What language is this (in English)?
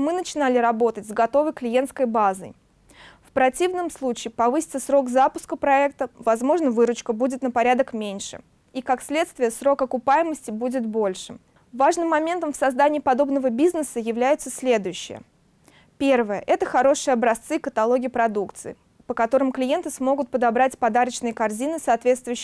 Russian